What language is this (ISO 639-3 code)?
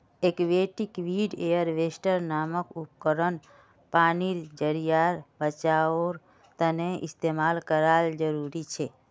mag